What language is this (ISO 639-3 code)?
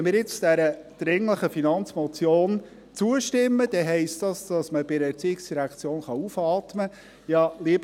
gsw